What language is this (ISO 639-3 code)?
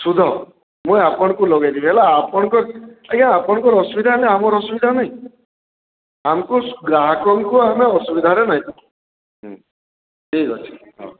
ori